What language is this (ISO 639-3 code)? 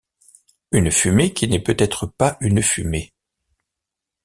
fra